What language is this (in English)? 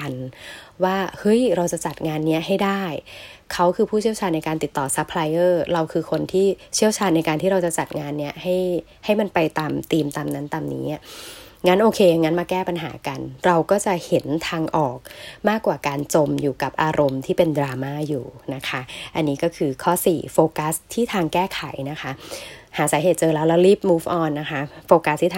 Thai